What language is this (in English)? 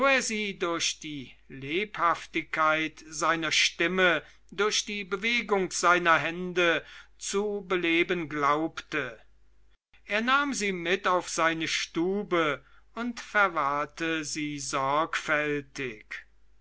German